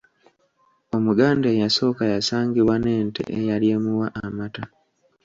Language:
Ganda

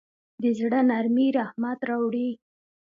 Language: Pashto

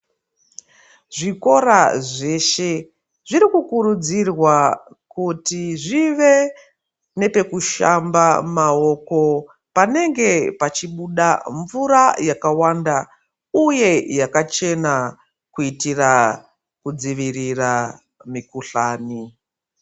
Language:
Ndau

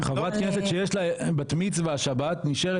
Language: Hebrew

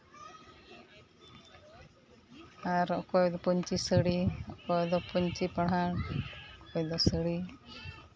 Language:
Santali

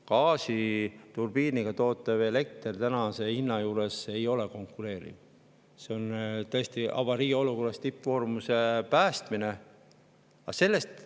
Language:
Estonian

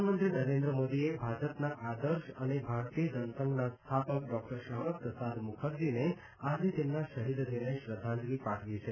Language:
Gujarati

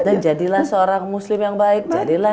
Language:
Indonesian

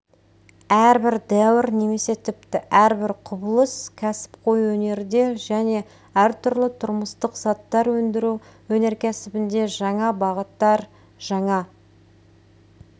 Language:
Kazakh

